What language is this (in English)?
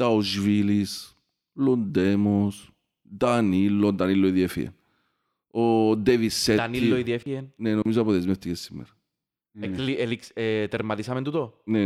Greek